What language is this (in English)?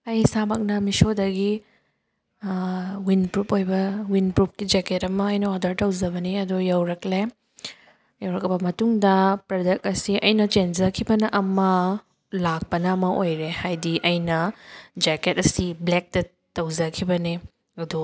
Manipuri